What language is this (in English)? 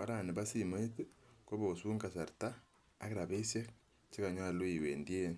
Kalenjin